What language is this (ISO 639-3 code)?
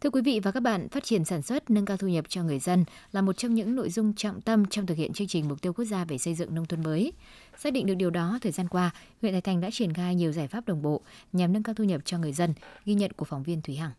vie